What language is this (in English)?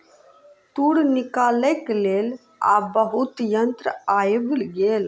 Maithili